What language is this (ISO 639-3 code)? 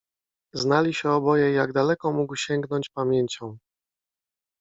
pol